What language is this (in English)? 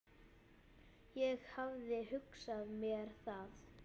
Icelandic